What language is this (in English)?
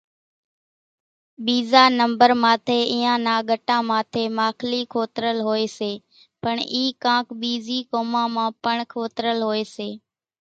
Kachi Koli